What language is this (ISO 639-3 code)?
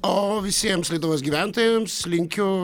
lit